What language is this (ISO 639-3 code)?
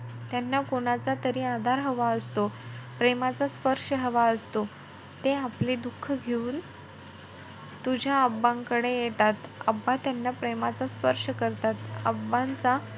mar